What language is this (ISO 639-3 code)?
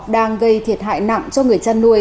vie